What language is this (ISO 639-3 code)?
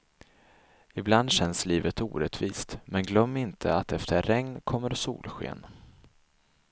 swe